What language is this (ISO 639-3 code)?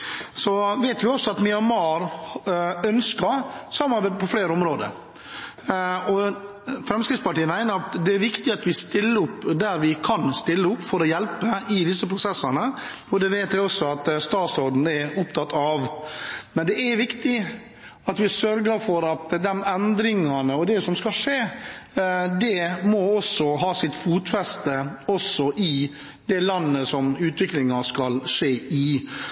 nob